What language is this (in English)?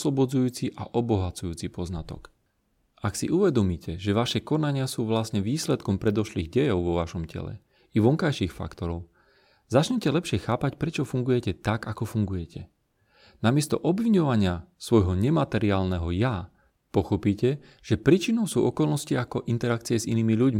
Slovak